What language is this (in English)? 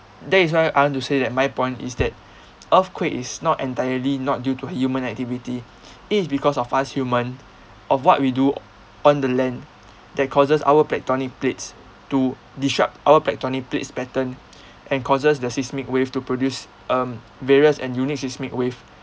English